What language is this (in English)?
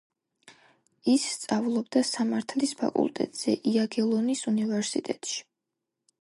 Georgian